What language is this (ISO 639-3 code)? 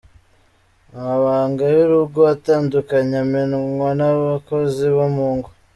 kin